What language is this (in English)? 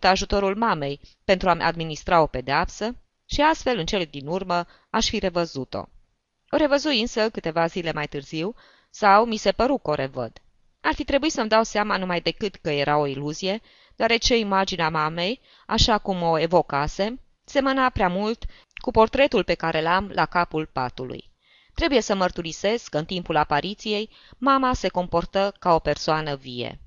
Romanian